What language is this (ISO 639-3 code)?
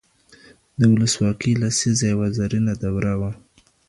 pus